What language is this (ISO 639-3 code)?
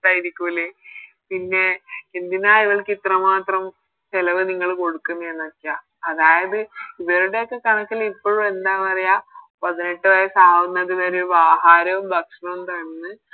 mal